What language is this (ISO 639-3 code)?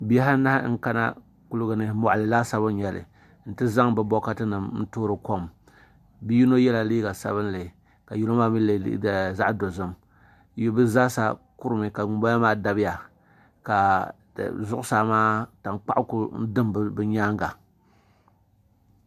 dag